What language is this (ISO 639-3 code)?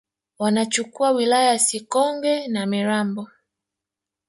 swa